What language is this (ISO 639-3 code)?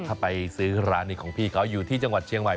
tha